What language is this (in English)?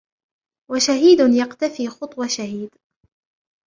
Arabic